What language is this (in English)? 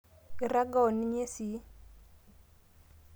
Masai